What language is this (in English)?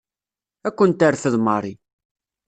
Kabyle